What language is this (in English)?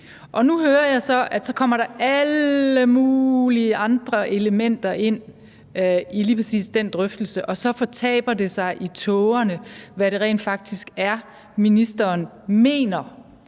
Danish